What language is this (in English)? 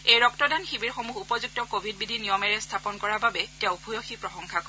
Assamese